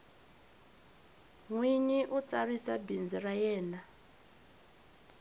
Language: Tsonga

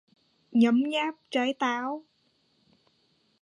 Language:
Vietnamese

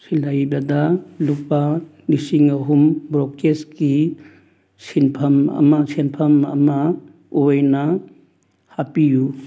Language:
Manipuri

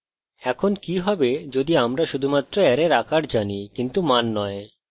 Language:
Bangla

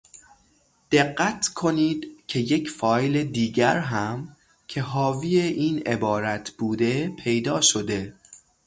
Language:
Persian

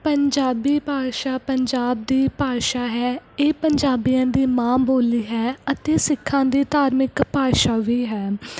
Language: Punjabi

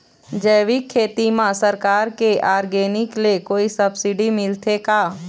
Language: Chhattisgarhi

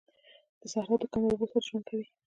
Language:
Pashto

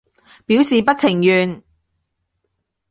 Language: Cantonese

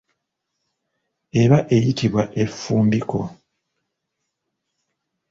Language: Ganda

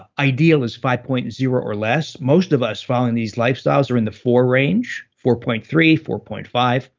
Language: English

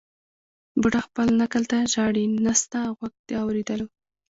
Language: Pashto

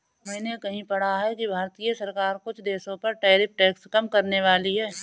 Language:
Hindi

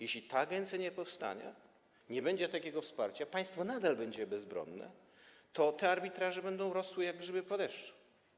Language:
Polish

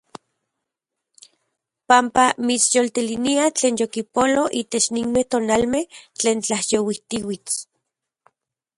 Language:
Central Puebla Nahuatl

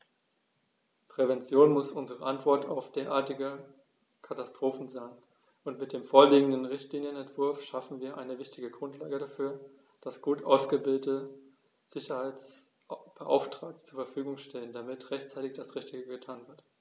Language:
German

